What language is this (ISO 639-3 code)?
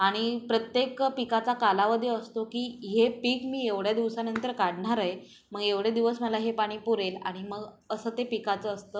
mar